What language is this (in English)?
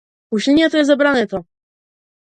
Macedonian